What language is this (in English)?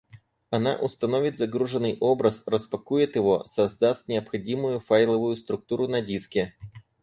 Russian